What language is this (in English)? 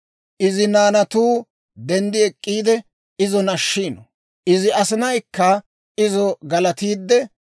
Dawro